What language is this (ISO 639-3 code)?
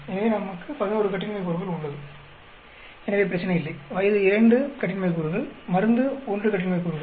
tam